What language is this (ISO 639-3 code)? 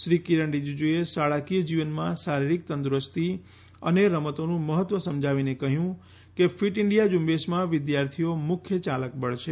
guj